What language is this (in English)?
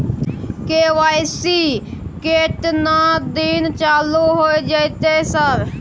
Maithili